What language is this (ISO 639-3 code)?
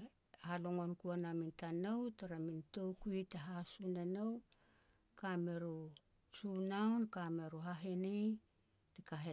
pex